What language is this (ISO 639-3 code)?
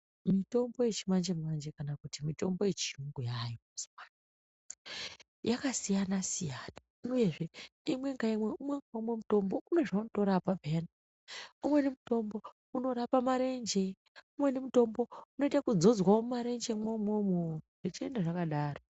ndc